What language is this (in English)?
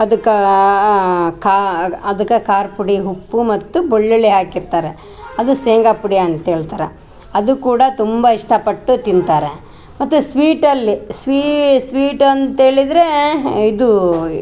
Kannada